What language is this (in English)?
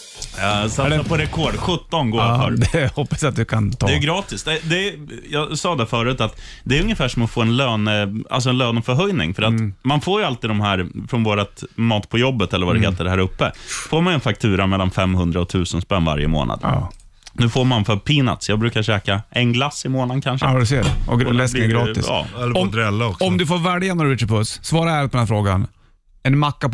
Swedish